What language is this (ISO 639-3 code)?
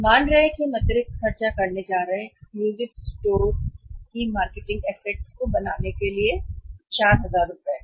hin